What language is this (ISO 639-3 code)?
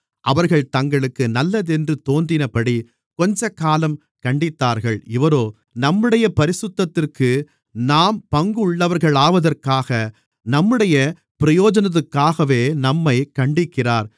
tam